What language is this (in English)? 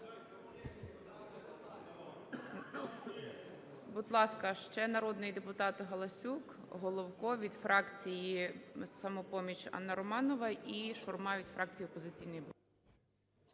Ukrainian